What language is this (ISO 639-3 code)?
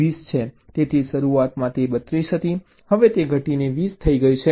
guj